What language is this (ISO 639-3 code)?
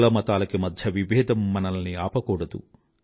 tel